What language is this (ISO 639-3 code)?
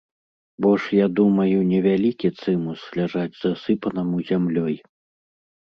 bel